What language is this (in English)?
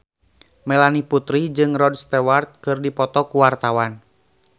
Sundanese